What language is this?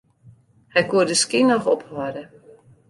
Western Frisian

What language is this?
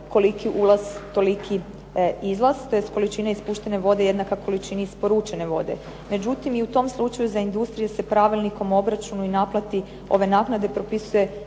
Croatian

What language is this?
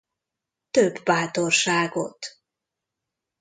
Hungarian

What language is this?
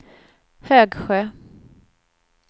Swedish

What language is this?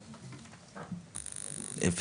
Hebrew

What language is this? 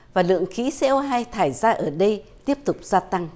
Vietnamese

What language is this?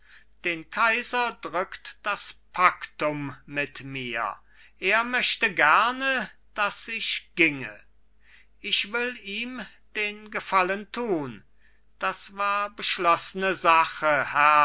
German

